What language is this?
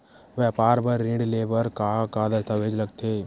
Chhattisgarhi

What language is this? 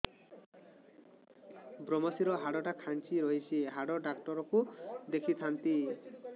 Odia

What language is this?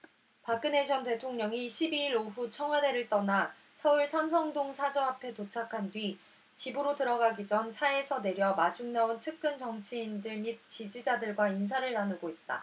Korean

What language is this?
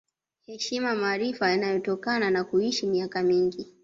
Swahili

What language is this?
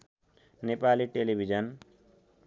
Nepali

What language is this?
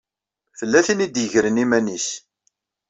Kabyle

